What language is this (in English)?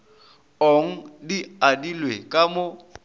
Northern Sotho